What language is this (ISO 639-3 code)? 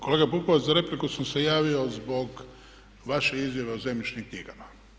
hrv